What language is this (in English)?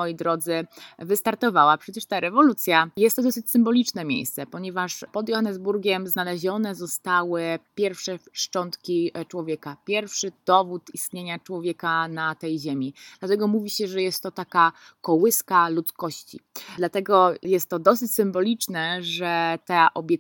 Polish